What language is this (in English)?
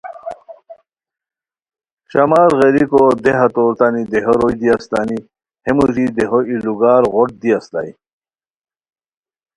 Khowar